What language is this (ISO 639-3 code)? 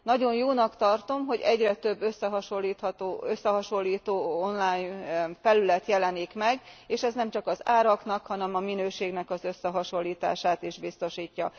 hun